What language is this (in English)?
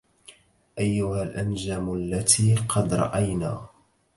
Arabic